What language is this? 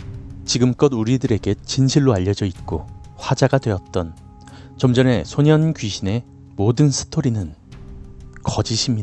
Korean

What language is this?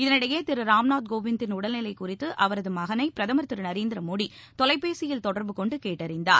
Tamil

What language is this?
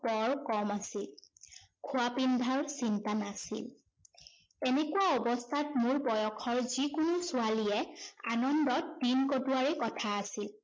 Assamese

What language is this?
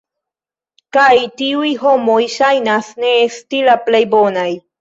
Esperanto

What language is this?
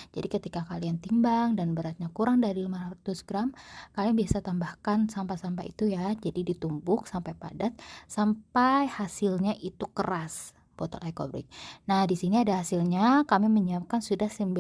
Indonesian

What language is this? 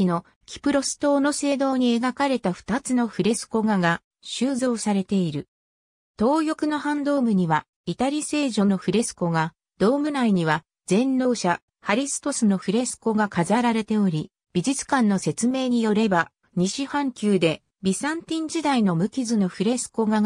Japanese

